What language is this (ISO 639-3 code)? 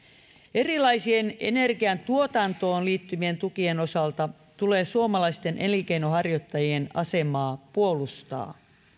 fin